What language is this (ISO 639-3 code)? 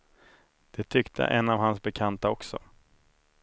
swe